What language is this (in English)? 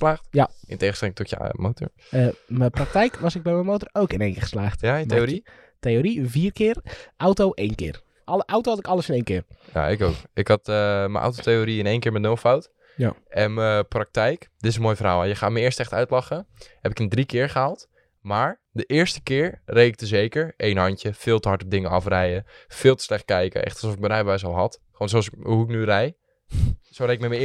Dutch